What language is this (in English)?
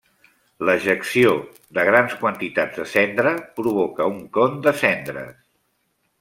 Catalan